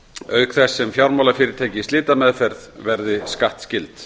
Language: Icelandic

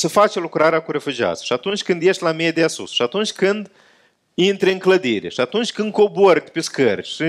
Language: Romanian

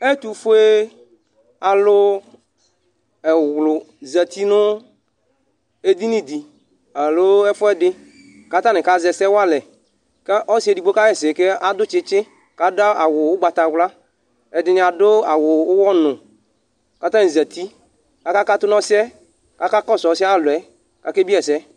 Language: Ikposo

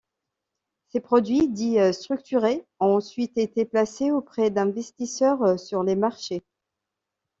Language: French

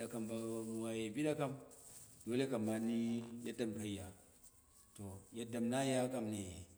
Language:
Dera (Nigeria)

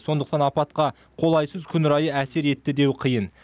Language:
Kazakh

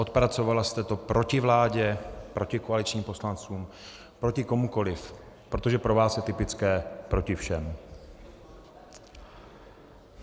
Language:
Czech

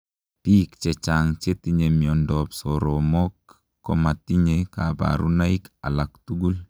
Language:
Kalenjin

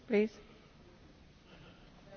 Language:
English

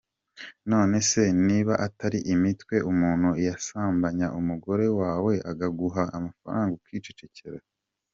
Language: Kinyarwanda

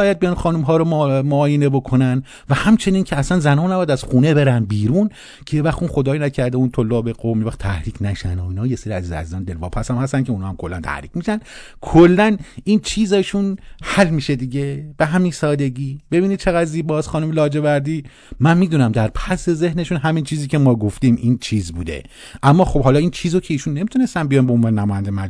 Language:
Persian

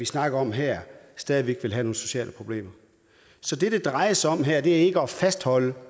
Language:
Danish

